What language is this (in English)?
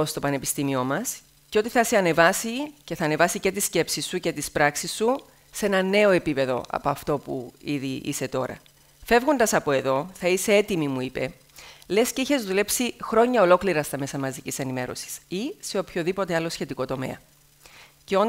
Greek